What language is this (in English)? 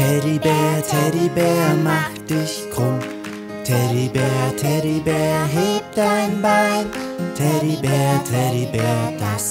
Thai